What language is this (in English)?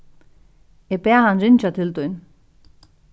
Faroese